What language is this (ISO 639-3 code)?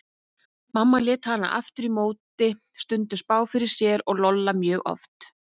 isl